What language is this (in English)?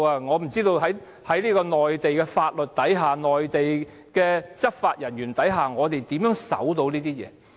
Cantonese